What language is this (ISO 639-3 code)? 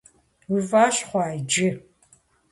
kbd